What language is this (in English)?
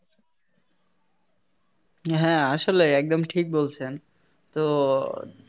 Bangla